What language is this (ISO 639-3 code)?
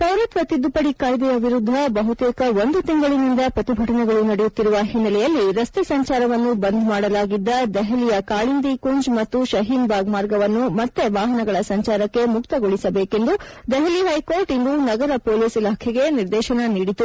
kan